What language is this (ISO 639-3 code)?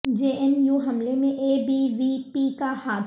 urd